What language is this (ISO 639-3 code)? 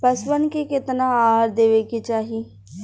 bho